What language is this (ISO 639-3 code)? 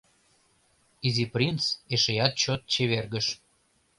chm